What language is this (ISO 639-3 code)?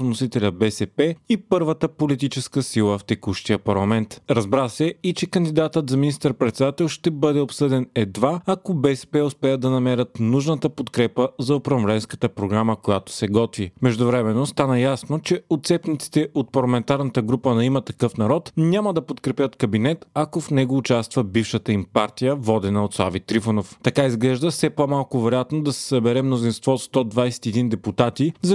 bul